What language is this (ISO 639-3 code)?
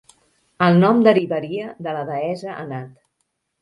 cat